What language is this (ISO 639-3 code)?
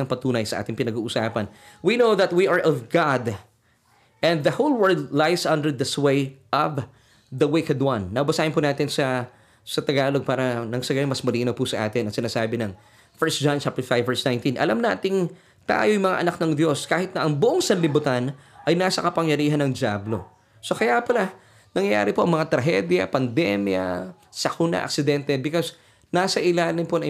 fil